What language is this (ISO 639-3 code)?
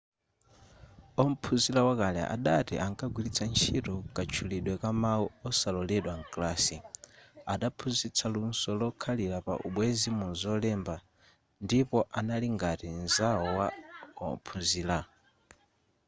nya